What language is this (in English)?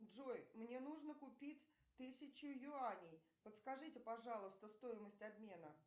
Russian